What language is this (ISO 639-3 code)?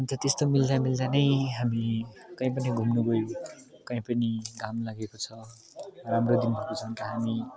nep